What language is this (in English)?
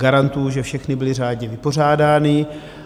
Czech